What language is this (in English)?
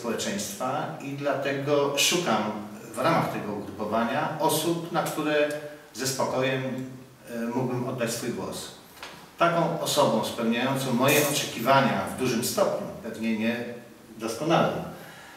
Polish